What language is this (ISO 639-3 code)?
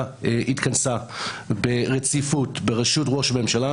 heb